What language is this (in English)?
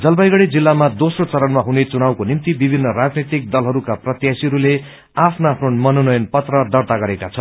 Nepali